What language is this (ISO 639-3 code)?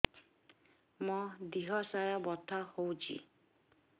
ori